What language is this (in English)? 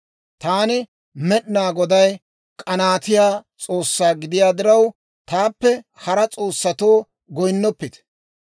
Dawro